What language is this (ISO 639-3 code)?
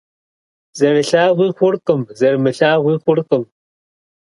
kbd